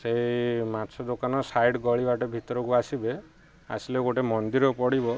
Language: Odia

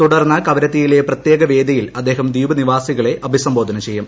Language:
Malayalam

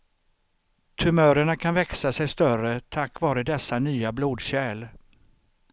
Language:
Swedish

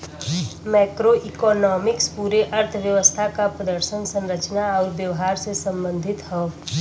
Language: Bhojpuri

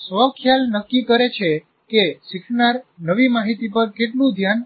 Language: Gujarati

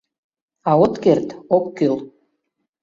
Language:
Mari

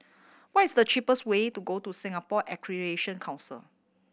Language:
English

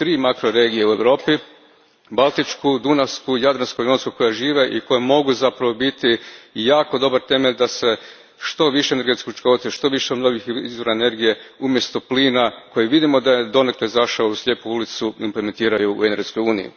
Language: Croatian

